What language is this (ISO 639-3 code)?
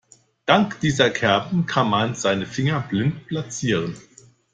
deu